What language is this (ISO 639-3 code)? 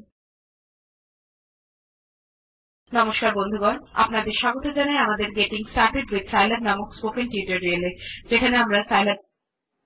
tam